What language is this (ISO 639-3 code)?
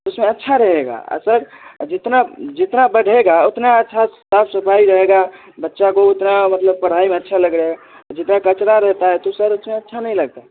hin